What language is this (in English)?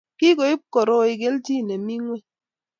Kalenjin